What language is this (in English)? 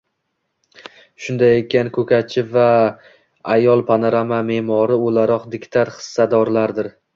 Uzbek